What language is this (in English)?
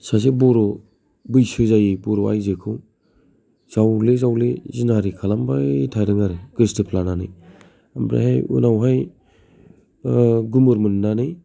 Bodo